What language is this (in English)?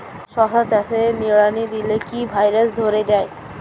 Bangla